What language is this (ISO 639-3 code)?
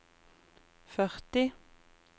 nor